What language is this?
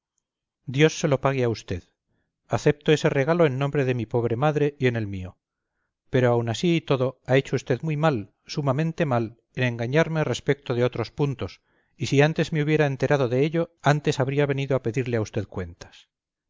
Spanish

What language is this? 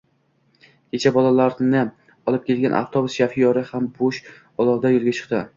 Uzbek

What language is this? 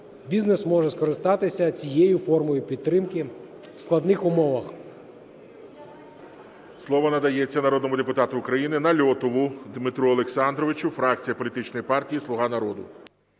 Ukrainian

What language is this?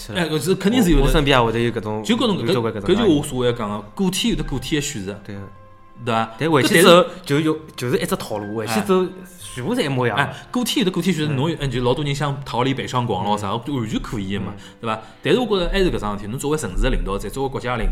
Chinese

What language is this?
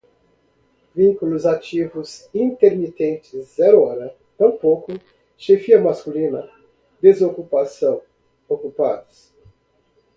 Portuguese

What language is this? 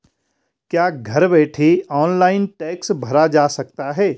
Hindi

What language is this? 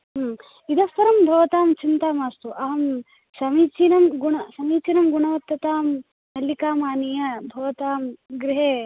Sanskrit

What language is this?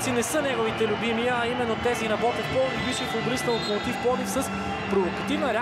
Bulgarian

